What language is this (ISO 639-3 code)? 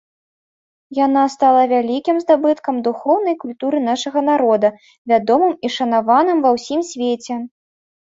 bel